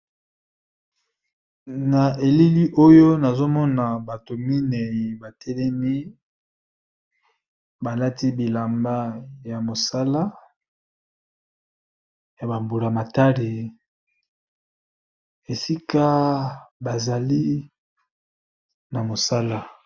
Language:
Lingala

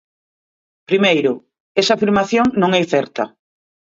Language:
Galician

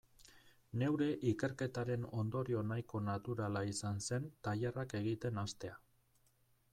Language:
Basque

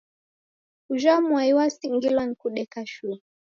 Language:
Taita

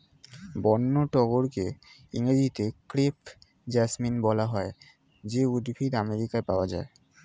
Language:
Bangla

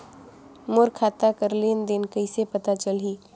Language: Chhattisgarhi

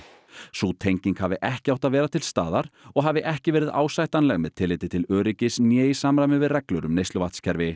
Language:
Icelandic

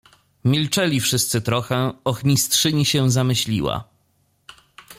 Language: Polish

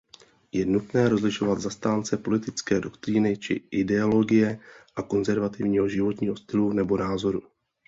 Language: Czech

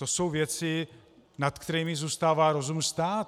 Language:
Czech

